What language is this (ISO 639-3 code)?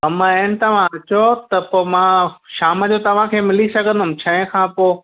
snd